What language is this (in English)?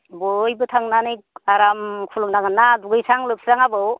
Bodo